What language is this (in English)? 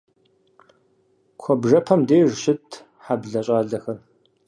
Kabardian